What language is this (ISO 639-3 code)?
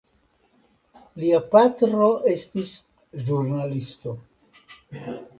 epo